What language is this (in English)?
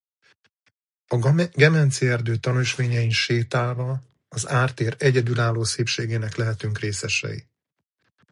Hungarian